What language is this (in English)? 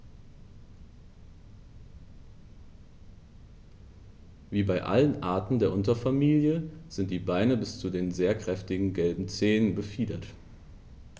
German